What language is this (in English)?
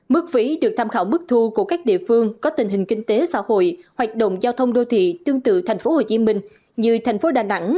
Vietnamese